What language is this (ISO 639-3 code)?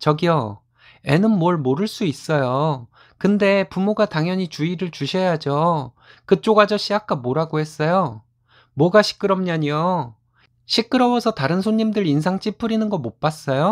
kor